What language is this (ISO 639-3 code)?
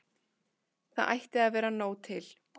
isl